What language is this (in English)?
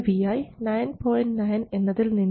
Malayalam